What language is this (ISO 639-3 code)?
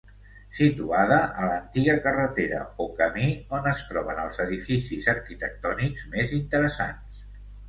cat